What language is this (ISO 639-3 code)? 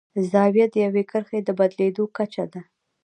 pus